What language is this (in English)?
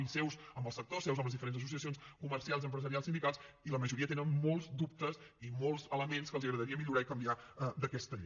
Catalan